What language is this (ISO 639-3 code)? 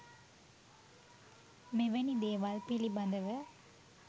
sin